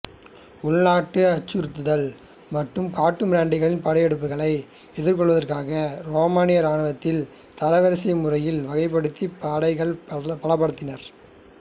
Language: Tamil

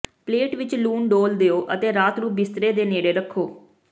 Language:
Punjabi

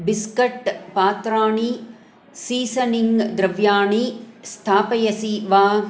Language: Sanskrit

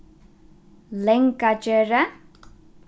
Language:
Faroese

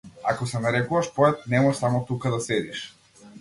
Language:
Macedonian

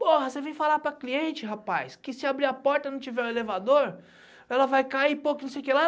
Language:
Portuguese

